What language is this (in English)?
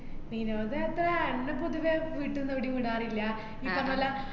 Malayalam